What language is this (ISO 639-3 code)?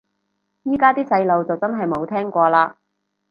yue